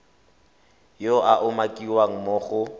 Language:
Tswana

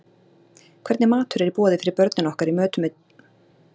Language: Icelandic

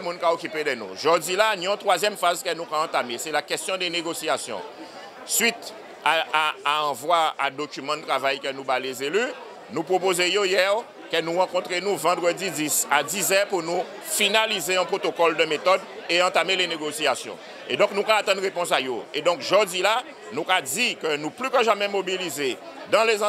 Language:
French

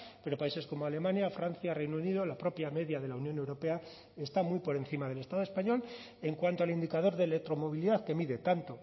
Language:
Spanish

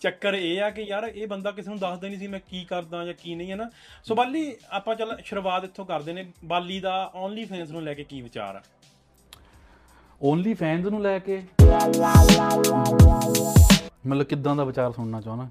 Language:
Punjabi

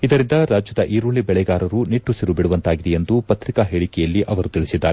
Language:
Kannada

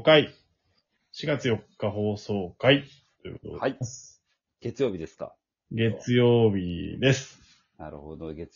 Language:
Japanese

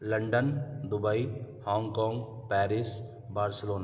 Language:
Urdu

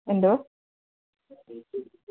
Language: Malayalam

